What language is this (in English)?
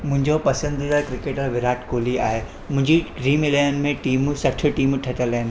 Sindhi